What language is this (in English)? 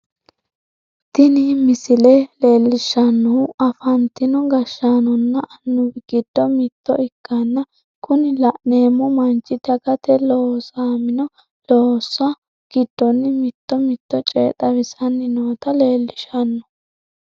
Sidamo